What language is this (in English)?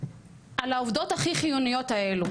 Hebrew